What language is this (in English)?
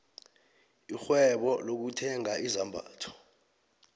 South Ndebele